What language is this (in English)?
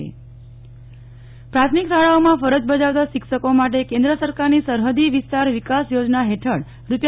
Gujarati